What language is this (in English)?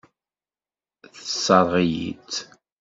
Kabyle